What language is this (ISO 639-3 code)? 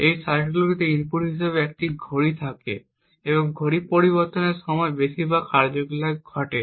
ben